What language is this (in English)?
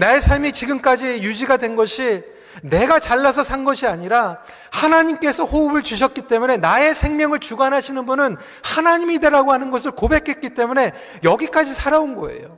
Korean